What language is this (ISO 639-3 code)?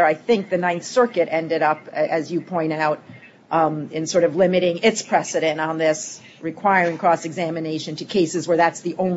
eng